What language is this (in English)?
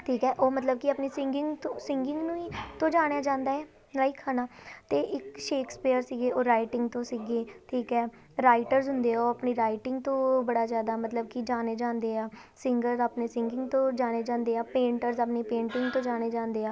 Punjabi